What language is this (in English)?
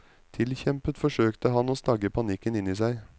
Norwegian